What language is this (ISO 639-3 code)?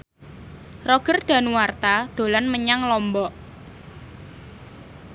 jav